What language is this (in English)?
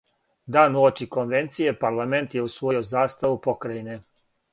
Serbian